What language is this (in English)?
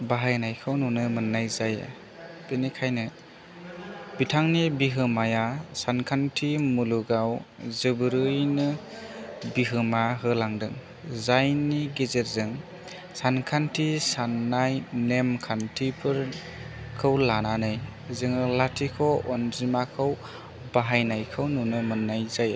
Bodo